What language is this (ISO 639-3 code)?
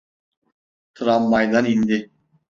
tur